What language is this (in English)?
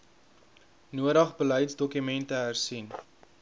Afrikaans